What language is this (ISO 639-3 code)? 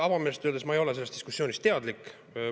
est